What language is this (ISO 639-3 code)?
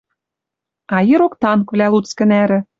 mrj